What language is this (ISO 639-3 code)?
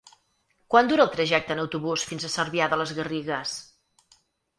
cat